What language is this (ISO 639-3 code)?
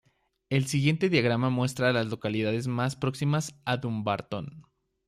spa